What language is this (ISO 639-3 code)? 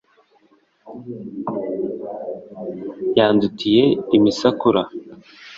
kin